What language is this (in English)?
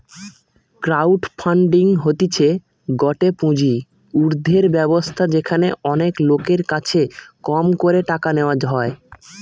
Bangla